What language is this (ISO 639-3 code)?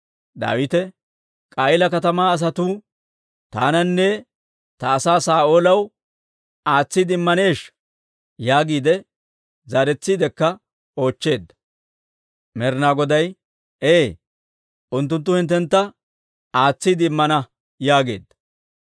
dwr